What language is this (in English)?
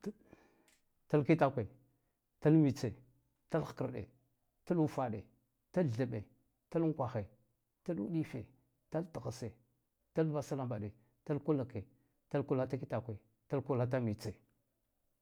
Guduf-Gava